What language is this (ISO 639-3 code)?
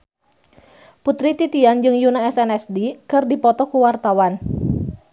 sun